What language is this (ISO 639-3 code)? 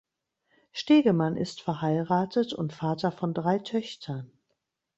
deu